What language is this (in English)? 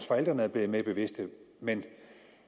Danish